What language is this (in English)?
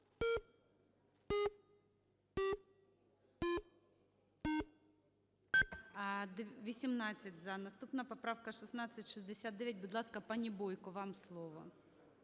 Ukrainian